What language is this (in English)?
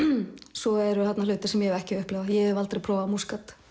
Icelandic